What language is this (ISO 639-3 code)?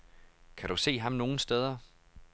dan